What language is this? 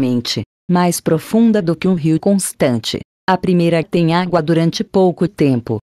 Portuguese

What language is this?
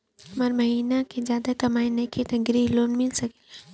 Bhojpuri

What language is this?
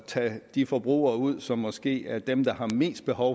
Danish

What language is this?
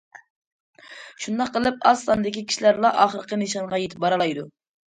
Uyghur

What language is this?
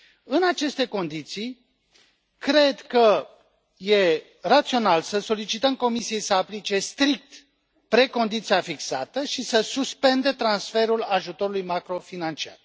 Romanian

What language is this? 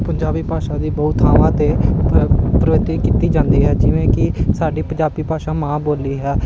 Punjabi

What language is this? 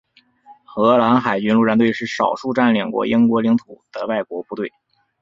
Chinese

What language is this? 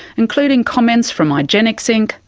English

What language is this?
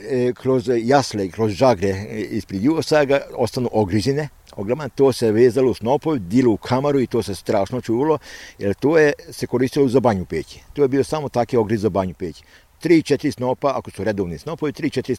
Croatian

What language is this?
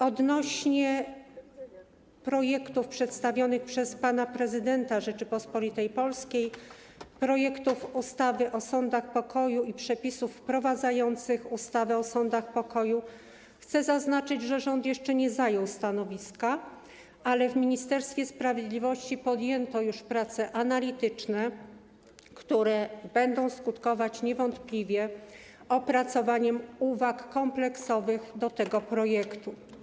Polish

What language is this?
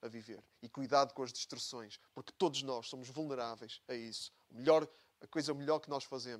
Portuguese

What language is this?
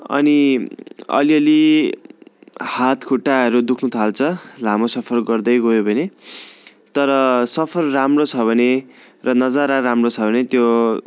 Nepali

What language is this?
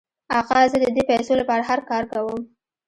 Pashto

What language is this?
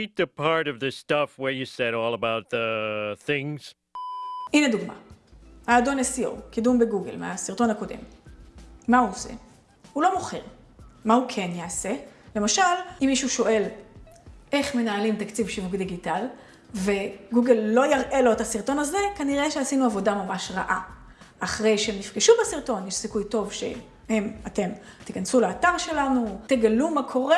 Hebrew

